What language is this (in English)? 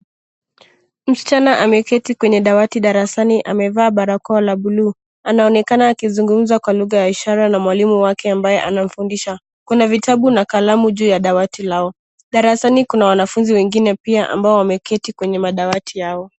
Swahili